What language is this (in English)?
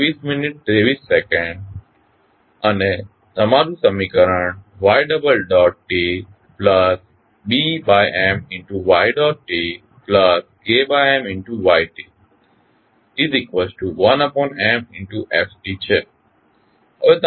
Gujarati